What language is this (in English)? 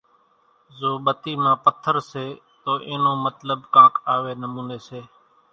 Kachi Koli